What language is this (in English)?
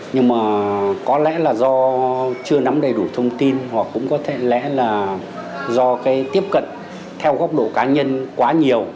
Vietnamese